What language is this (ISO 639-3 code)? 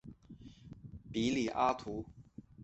zho